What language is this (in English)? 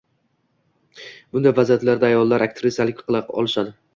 Uzbek